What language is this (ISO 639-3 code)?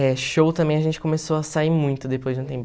por